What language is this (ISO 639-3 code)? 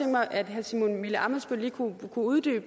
dan